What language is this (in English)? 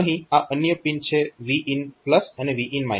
Gujarati